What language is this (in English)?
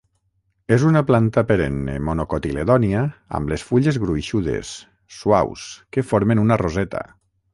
Catalan